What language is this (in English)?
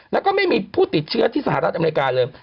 Thai